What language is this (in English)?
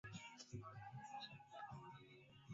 Swahili